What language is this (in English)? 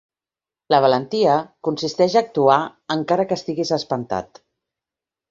Catalan